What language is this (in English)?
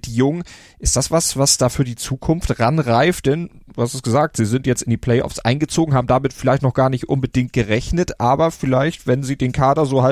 German